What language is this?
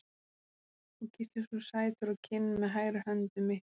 Icelandic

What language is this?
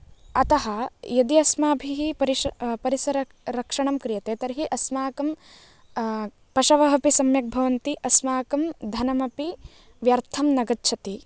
Sanskrit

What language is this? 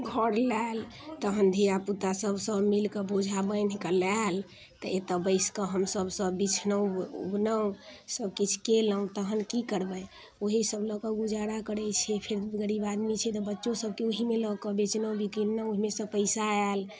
Maithili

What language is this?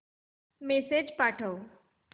Marathi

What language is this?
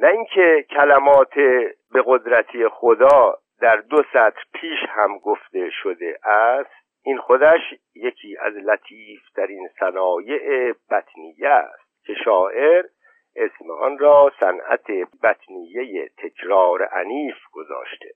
Persian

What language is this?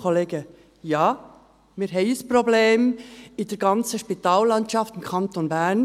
Swiss German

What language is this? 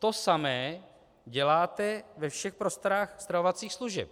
Czech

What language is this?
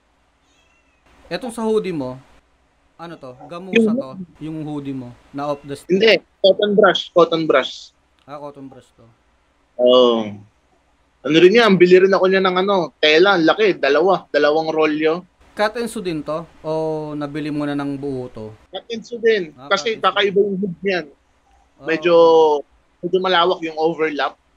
Filipino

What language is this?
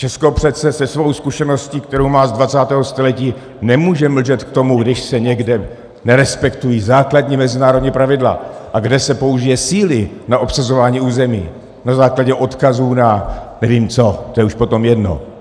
Czech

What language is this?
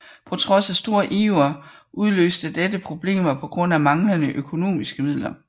Danish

